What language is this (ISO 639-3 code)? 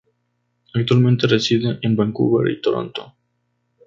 spa